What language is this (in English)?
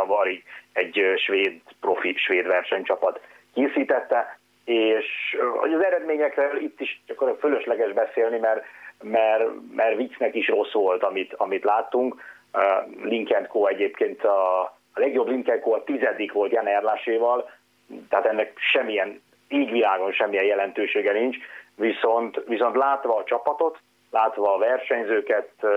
Hungarian